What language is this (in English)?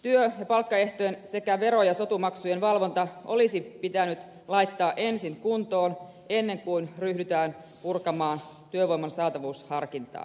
Finnish